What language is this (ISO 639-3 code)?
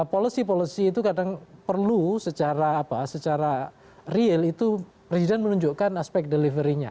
ind